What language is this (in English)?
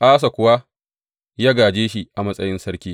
Hausa